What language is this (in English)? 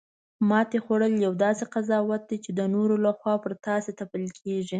Pashto